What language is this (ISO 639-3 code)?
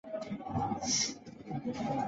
zho